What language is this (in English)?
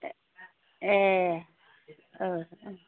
Bodo